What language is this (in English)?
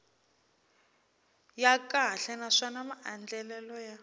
Tsonga